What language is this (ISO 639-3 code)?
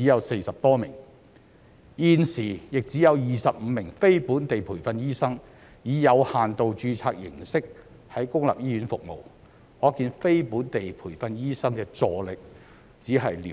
yue